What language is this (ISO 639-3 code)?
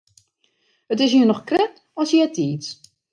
fry